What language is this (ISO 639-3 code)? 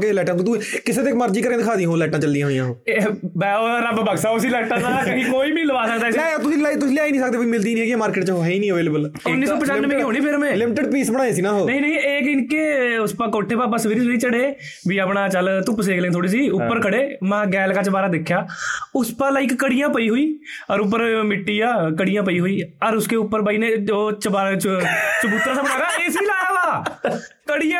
pan